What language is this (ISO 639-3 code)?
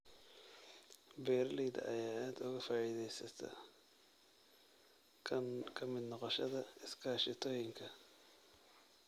som